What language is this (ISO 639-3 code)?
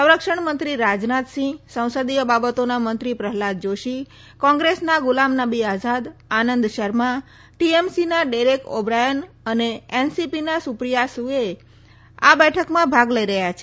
guj